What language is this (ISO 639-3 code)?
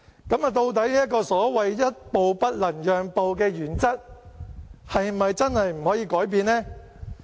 yue